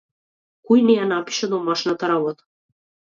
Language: Macedonian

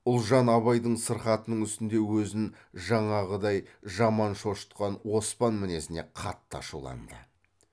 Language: Kazakh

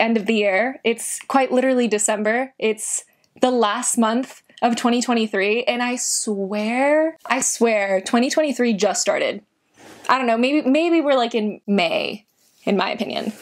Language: English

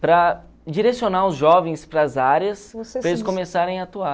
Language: Portuguese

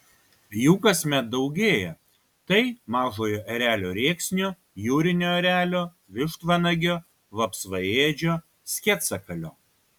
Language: Lithuanian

